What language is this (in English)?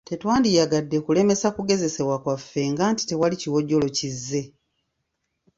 Ganda